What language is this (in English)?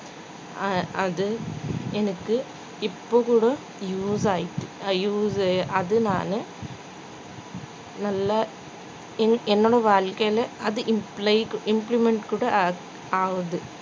Tamil